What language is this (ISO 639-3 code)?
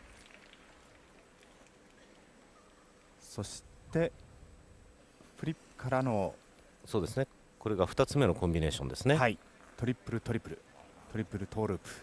jpn